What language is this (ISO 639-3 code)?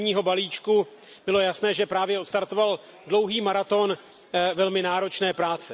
ces